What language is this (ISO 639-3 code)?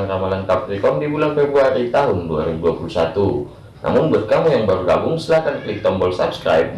ind